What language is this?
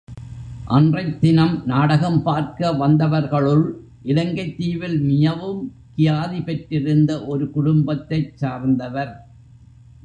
Tamil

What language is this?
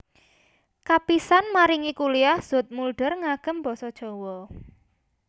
Javanese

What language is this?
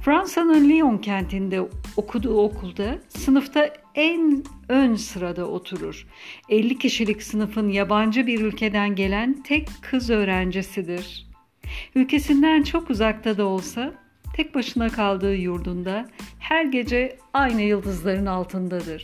Turkish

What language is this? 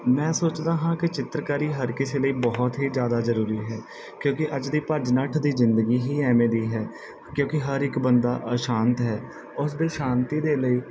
Punjabi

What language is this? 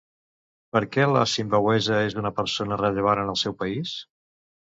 Catalan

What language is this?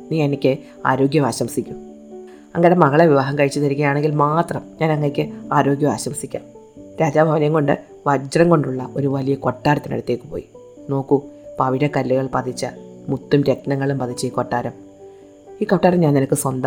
Malayalam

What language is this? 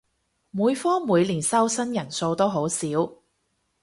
Cantonese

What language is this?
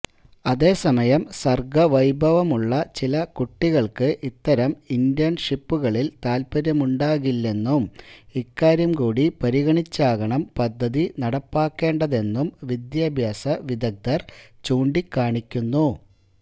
Malayalam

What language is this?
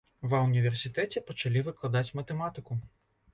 Belarusian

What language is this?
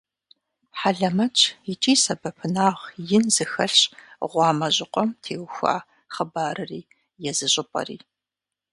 Kabardian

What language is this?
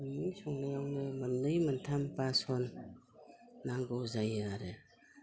Bodo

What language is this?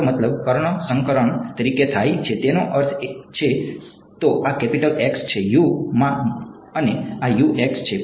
Gujarati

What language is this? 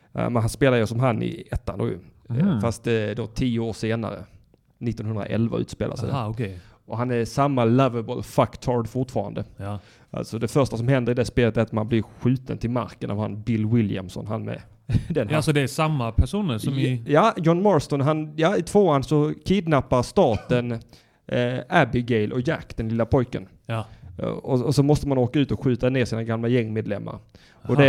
Swedish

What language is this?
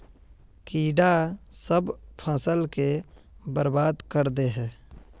Magahi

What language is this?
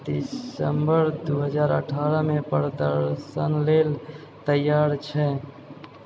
Maithili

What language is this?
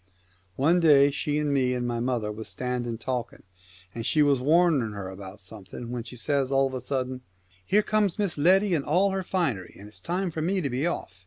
English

